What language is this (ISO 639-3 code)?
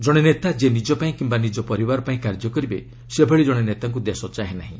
ori